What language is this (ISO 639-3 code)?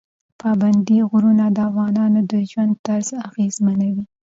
pus